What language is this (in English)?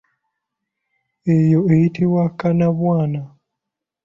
Ganda